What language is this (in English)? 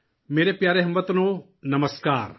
Urdu